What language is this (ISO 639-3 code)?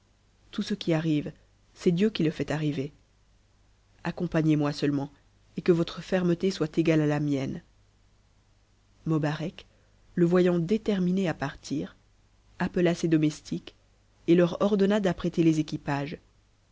fra